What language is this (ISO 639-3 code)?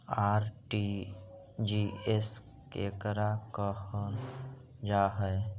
mag